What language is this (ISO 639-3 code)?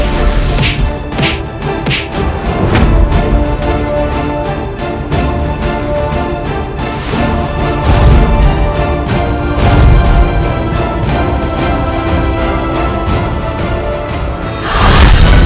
ind